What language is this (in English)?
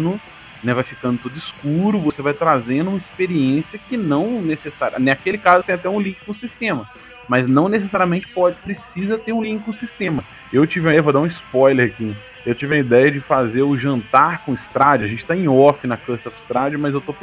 Portuguese